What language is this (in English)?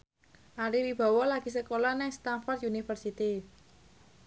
Javanese